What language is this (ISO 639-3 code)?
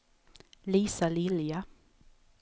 swe